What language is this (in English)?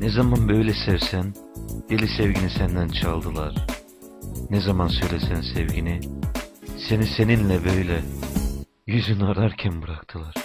Turkish